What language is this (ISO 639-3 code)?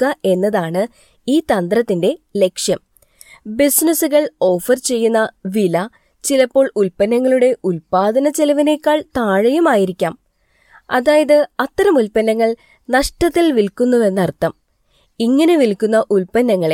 mal